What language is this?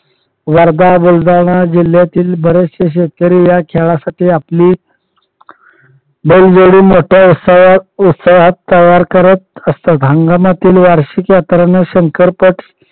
Marathi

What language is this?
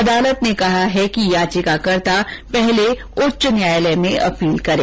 Hindi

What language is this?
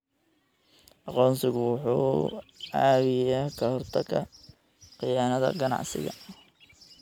Somali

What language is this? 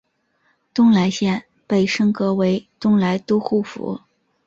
Chinese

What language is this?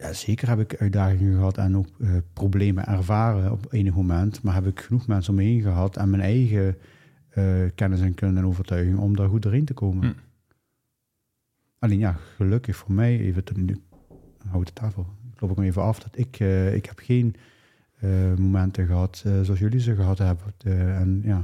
Dutch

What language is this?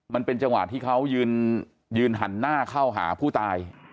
Thai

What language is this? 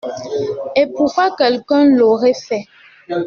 French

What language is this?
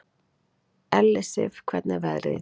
Icelandic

